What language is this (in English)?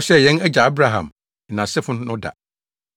Akan